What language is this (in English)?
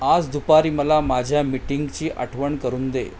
Marathi